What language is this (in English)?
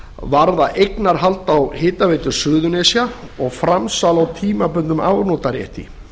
Icelandic